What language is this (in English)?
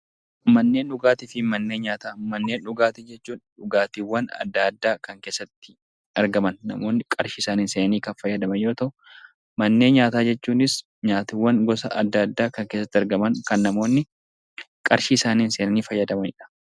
Oromo